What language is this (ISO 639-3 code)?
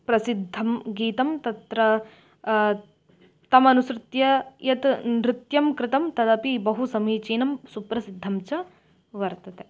san